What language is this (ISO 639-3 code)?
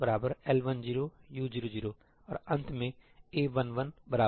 hin